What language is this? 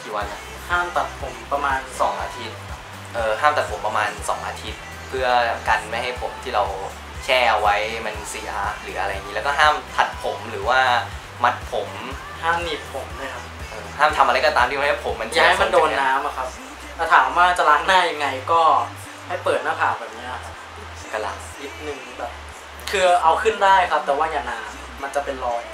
Thai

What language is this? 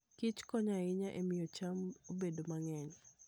Luo (Kenya and Tanzania)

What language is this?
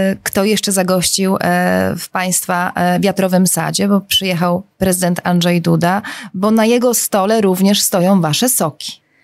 Polish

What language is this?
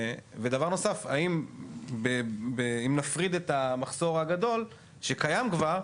Hebrew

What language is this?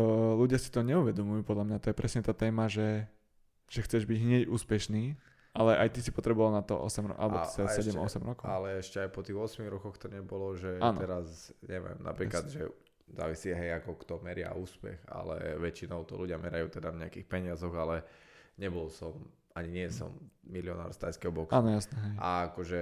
Slovak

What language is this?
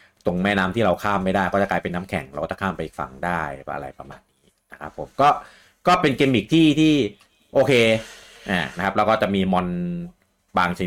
Thai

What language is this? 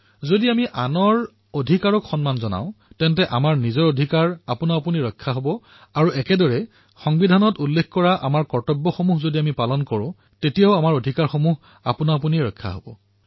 Assamese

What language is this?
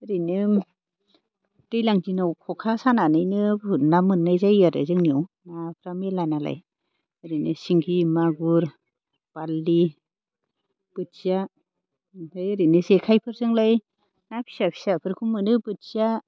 Bodo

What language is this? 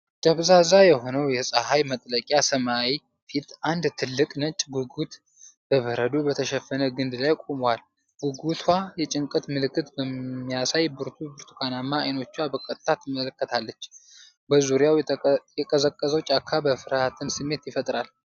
Amharic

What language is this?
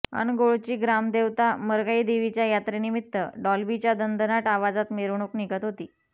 Marathi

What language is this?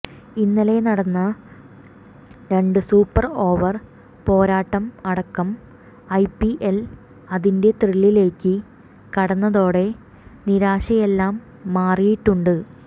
Malayalam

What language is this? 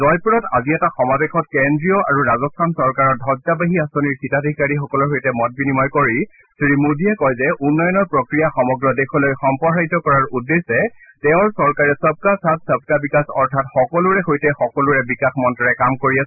Assamese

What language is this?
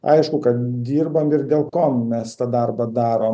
Lithuanian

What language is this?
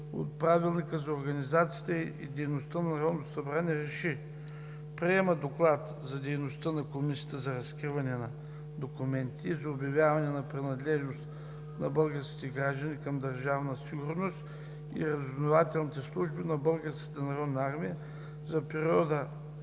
Bulgarian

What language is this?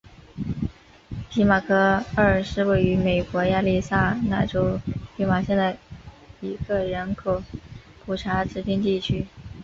Chinese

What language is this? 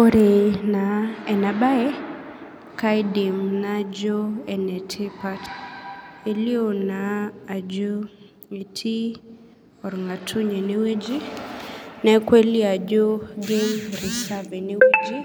Masai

